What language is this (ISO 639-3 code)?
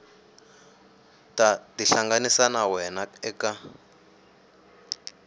tso